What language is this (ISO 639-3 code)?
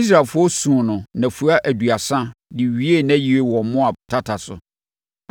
aka